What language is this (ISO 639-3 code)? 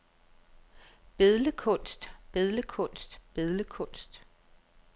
dan